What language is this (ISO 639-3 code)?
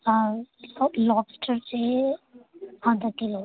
urd